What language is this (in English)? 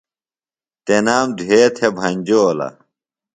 Phalura